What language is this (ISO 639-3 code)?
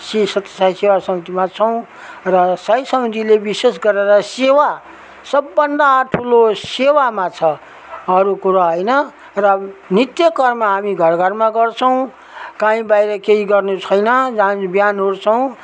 nep